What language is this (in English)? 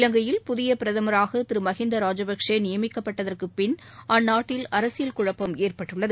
Tamil